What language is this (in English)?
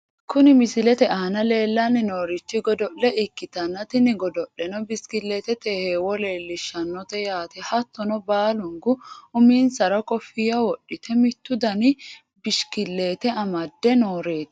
Sidamo